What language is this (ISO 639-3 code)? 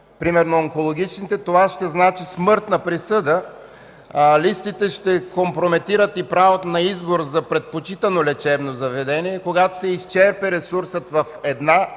bul